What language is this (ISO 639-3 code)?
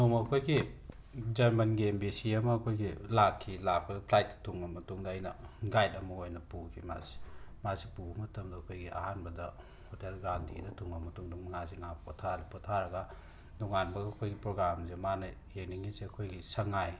mni